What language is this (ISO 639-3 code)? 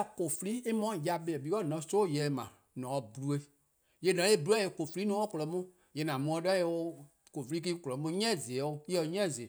kqo